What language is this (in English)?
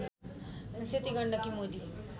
Nepali